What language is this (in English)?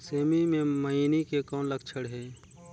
Chhattisgarhi